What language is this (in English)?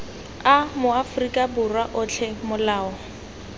Tswana